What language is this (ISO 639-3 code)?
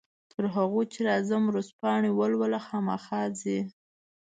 pus